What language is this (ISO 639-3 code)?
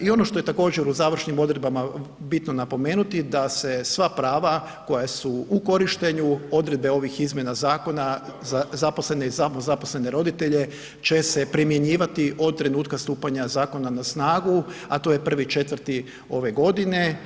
hrv